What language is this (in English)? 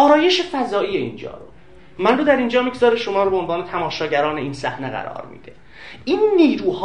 Persian